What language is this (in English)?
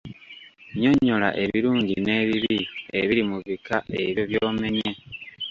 Ganda